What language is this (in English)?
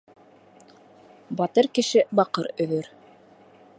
Bashkir